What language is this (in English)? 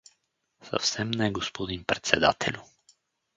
Bulgarian